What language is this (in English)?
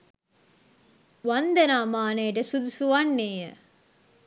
Sinhala